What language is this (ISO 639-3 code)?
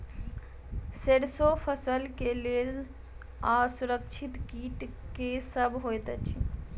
mai